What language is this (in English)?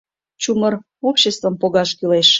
Mari